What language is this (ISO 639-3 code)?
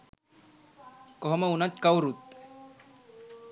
sin